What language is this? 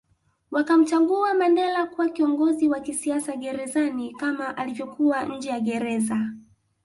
Swahili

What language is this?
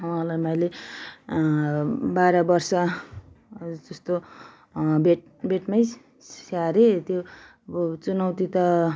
Nepali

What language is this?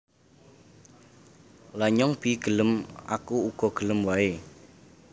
Javanese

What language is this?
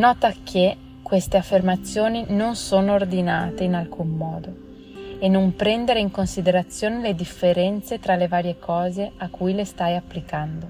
Italian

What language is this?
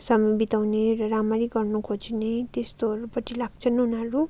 Nepali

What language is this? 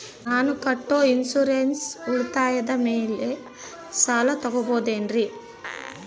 Kannada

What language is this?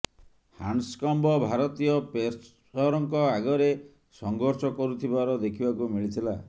Odia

